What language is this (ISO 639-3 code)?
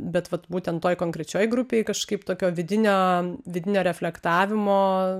lit